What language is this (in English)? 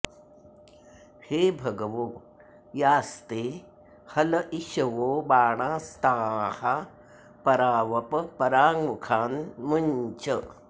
Sanskrit